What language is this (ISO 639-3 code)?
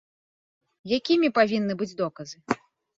bel